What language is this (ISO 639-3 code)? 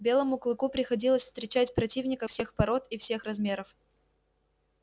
rus